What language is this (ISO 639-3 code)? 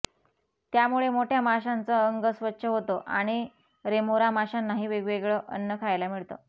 mar